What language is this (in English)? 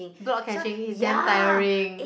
English